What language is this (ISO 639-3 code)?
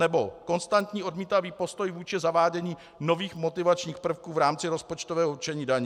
ces